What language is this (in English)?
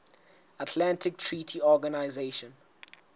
Southern Sotho